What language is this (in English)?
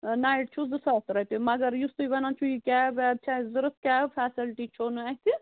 Kashmiri